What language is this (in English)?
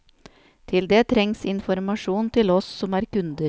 Norwegian